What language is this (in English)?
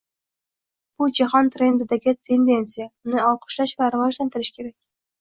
Uzbek